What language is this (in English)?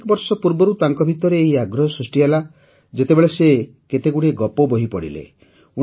Odia